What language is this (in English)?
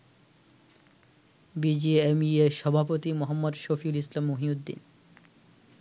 Bangla